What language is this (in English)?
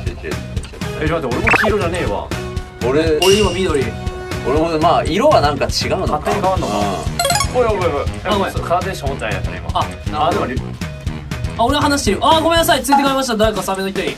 Japanese